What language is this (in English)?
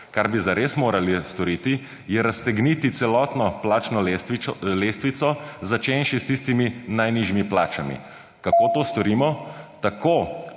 Slovenian